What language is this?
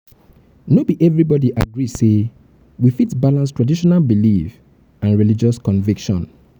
Nigerian Pidgin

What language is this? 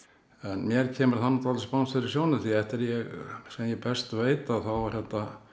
Icelandic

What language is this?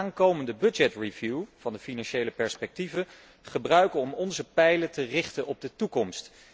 Dutch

